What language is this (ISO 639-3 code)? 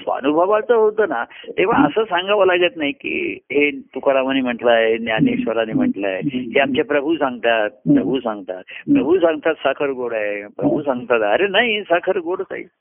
mar